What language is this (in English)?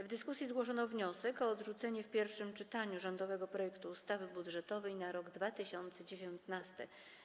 Polish